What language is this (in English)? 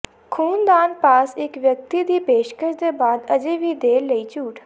Punjabi